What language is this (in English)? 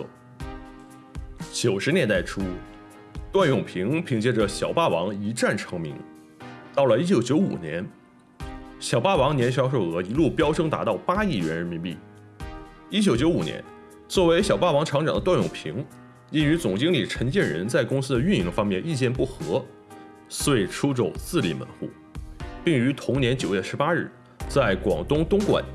Chinese